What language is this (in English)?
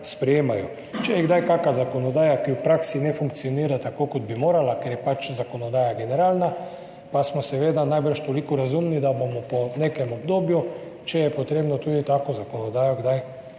Slovenian